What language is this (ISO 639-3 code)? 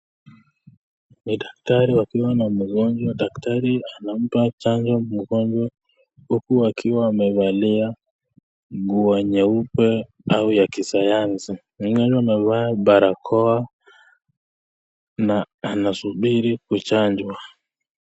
swa